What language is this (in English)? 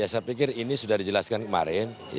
Indonesian